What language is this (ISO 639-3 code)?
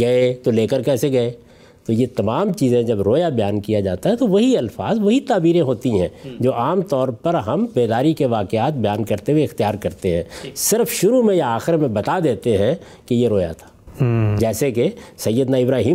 urd